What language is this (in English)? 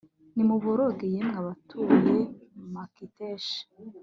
Kinyarwanda